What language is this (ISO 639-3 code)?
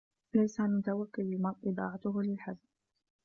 ara